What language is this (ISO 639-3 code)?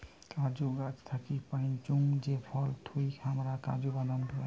ben